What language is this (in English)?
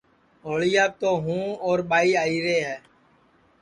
Sansi